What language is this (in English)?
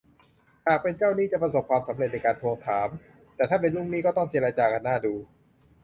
Thai